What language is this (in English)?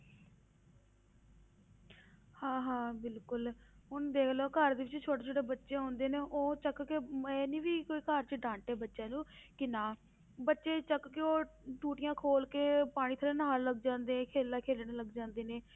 Punjabi